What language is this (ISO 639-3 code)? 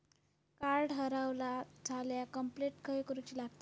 mar